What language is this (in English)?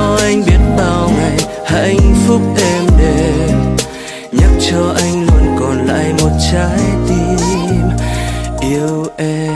Vietnamese